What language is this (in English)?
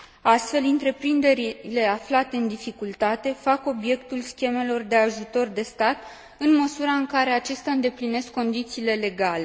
Romanian